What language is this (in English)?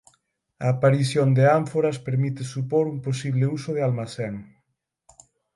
Galician